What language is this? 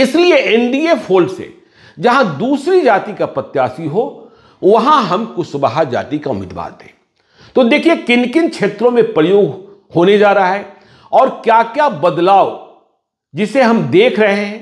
Hindi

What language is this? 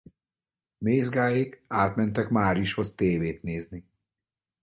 Hungarian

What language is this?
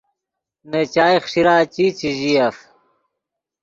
Yidgha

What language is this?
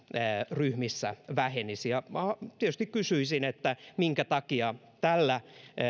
Finnish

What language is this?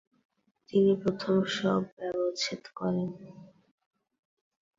Bangla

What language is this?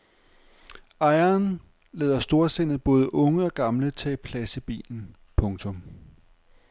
Danish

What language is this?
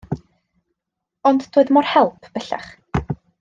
Welsh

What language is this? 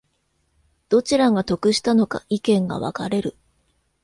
Japanese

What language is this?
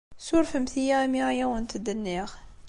Kabyle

